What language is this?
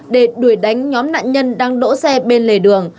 Vietnamese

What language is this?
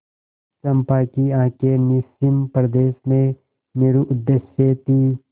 Hindi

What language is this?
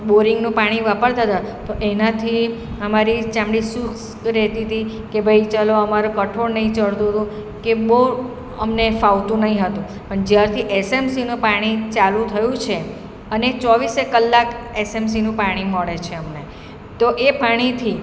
Gujarati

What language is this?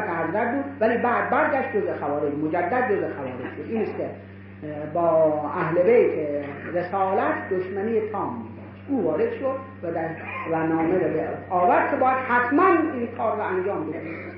Persian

